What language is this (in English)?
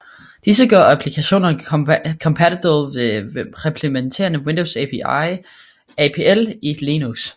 Danish